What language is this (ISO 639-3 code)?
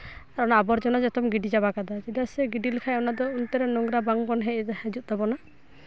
sat